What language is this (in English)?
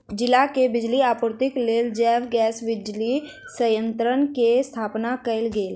Maithili